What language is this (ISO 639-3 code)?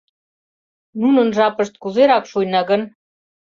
chm